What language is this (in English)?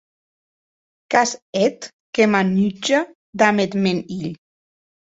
Occitan